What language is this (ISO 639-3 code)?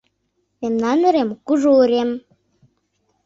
chm